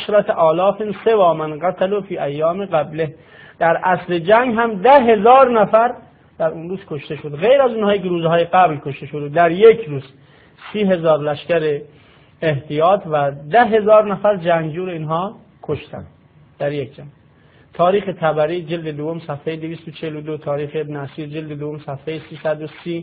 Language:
Persian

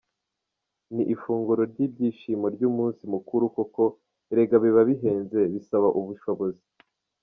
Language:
Kinyarwanda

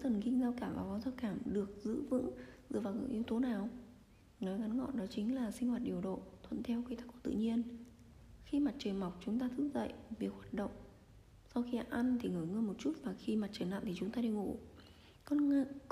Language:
Vietnamese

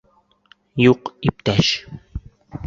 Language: Bashkir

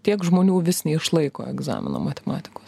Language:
Lithuanian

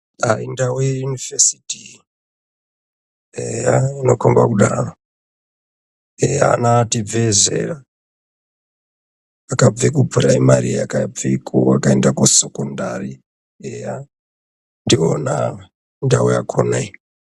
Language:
Ndau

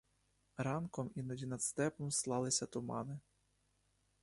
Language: Ukrainian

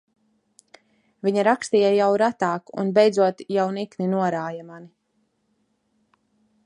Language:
Latvian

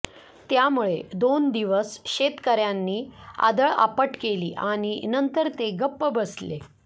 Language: Marathi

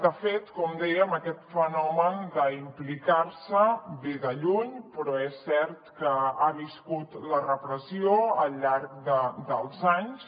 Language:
Catalan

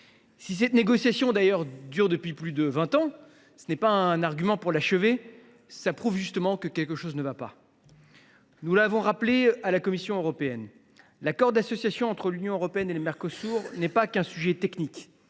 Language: French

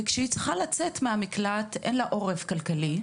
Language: Hebrew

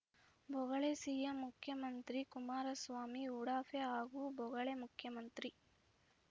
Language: Kannada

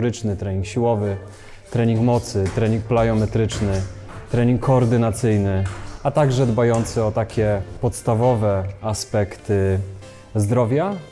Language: Polish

